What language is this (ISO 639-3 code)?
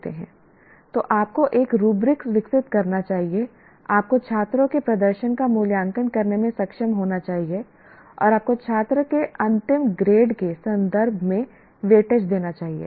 hin